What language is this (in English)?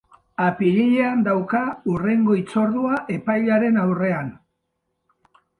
Basque